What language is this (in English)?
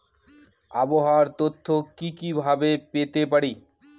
Bangla